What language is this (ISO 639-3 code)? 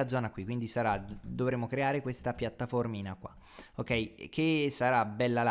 ita